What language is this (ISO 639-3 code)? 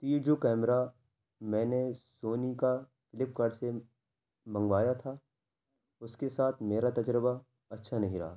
urd